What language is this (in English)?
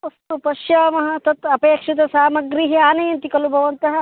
Sanskrit